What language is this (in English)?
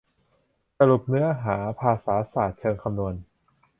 Thai